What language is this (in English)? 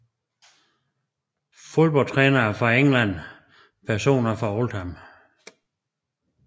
Danish